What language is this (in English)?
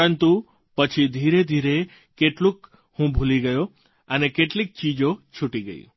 Gujarati